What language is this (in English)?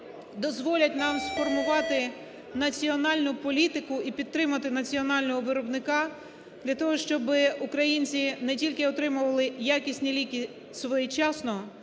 Ukrainian